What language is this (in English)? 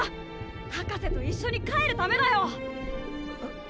Japanese